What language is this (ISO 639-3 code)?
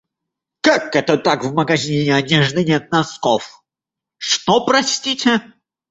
rus